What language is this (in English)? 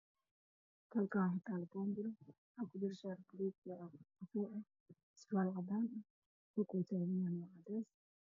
Somali